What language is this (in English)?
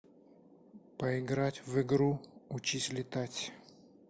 Russian